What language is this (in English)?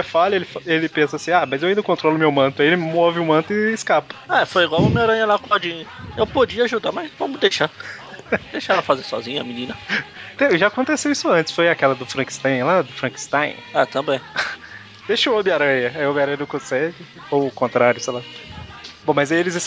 Portuguese